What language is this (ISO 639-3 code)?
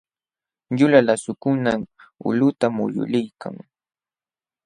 qxw